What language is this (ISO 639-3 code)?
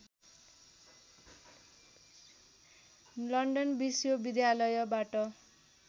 nep